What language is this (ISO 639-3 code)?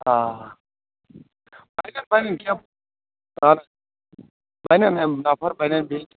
kas